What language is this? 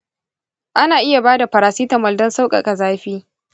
Hausa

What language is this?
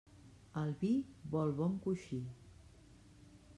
Catalan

